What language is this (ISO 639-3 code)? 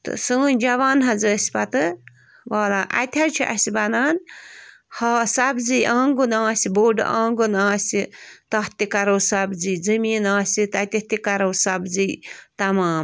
kas